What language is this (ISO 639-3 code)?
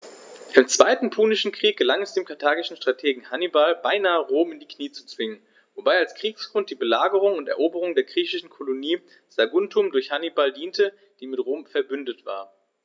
deu